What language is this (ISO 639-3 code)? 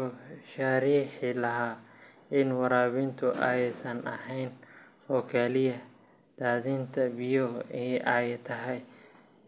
som